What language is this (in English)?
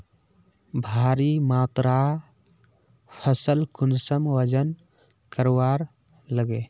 Magahi